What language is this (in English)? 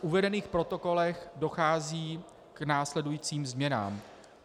Czech